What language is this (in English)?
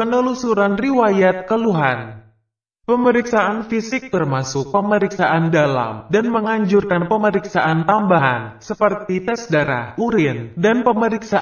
Indonesian